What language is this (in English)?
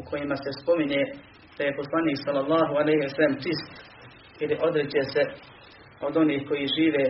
Croatian